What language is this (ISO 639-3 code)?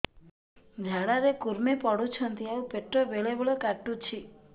ori